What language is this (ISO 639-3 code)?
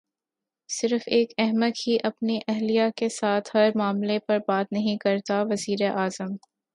urd